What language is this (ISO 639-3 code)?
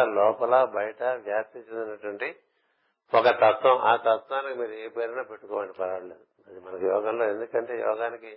tel